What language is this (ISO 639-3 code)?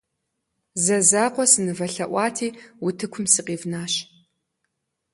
kbd